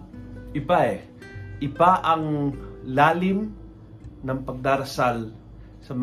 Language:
Filipino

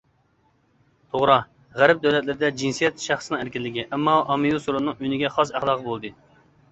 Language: Uyghur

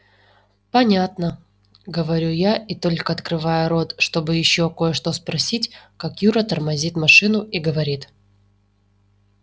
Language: Russian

